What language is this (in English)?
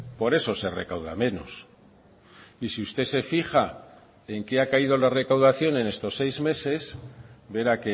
Spanish